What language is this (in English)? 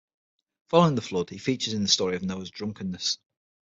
English